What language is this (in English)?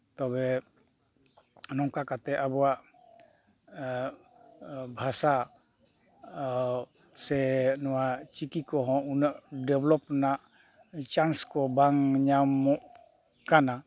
Santali